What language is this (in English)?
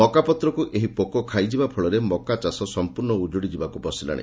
Odia